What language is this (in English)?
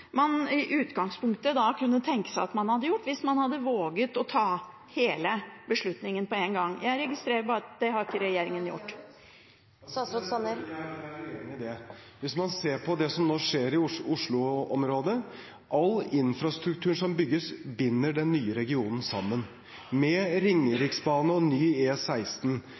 Norwegian Bokmål